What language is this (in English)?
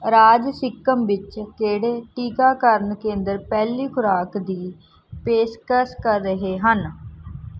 Punjabi